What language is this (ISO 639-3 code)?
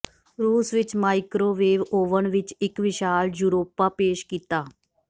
pan